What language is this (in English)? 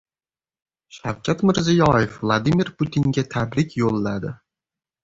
Uzbek